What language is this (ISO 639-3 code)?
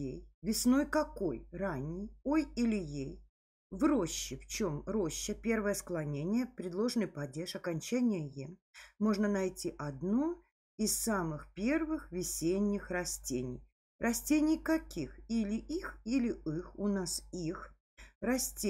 rus